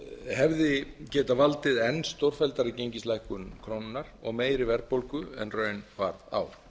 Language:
Icelandic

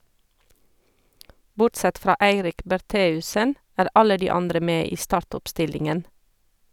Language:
Norwegian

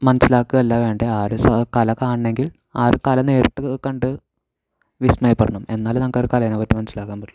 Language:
Malayalam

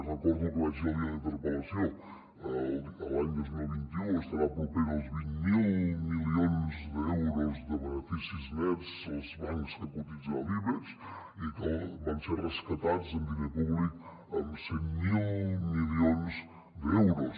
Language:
Catalan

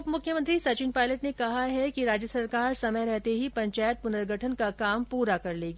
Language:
Hindi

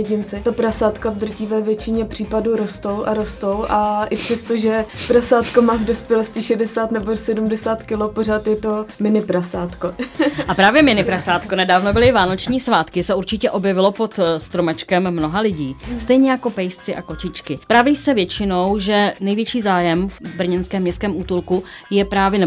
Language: Czech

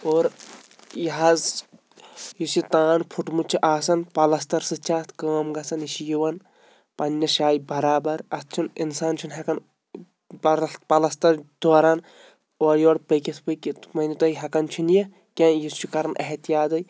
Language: Kashmiri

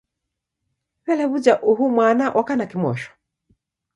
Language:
Taita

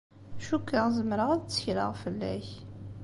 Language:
Kabyle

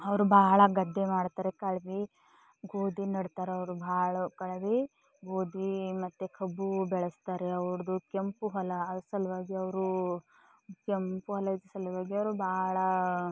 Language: Kannada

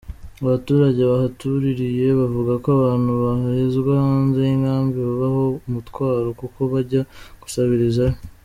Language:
Kinyarwanda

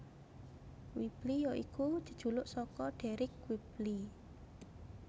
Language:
Javanese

